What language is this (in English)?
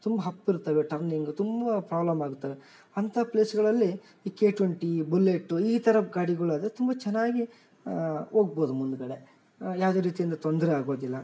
Kannada